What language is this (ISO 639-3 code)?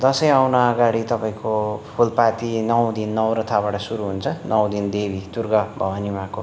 nep